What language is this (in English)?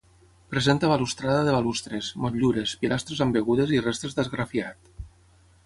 Catalan